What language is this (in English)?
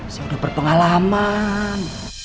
Indonesian